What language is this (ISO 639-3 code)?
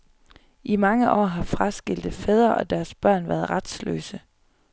dan